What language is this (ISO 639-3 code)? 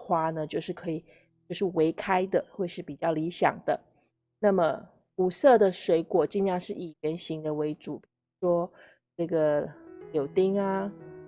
zho